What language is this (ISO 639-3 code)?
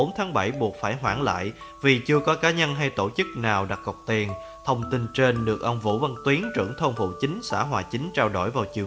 vie